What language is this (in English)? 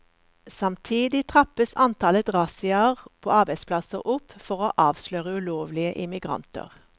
Norwegian